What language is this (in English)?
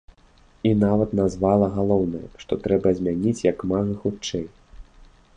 Belarusian